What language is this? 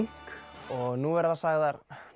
Icelandic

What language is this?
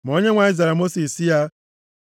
Igbo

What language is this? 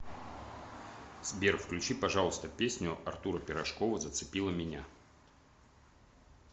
Russian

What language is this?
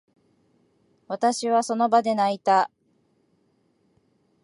Japanese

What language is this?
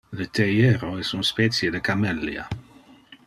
Interlingua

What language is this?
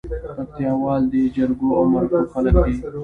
Pashto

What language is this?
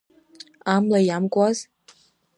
Abkhazian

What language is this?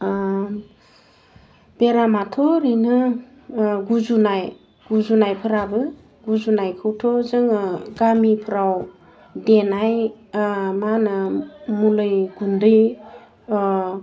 Bodo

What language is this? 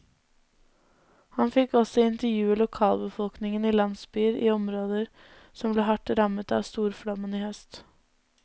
Norwegian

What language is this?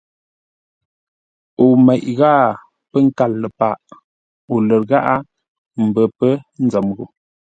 Ngombale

